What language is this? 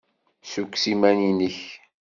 Kabyle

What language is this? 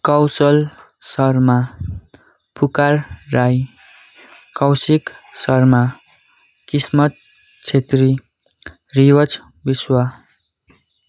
Nepali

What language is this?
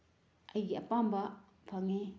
Manipuri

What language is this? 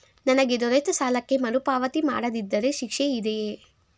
Kannada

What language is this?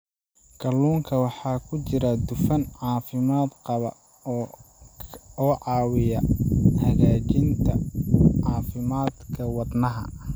Somali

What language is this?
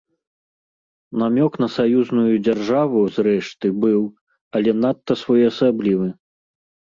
Belarusian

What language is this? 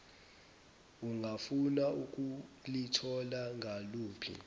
Zulu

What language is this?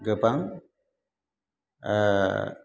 Bodo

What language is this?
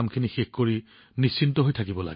Assamese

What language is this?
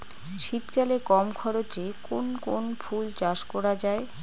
Bangla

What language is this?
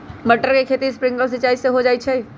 Magahi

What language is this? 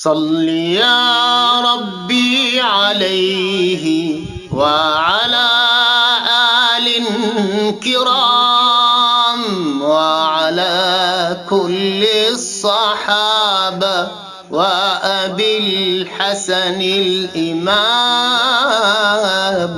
Arabic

